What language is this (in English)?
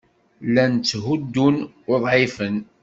Kabyle